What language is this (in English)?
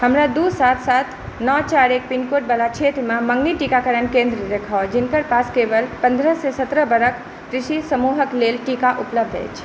Maithili